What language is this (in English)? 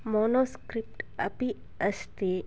Sanskrit